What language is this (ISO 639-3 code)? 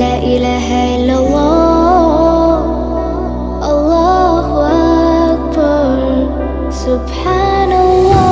ara